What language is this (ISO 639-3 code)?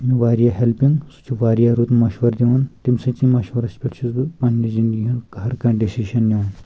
kas